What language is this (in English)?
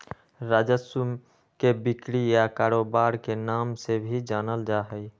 Magahi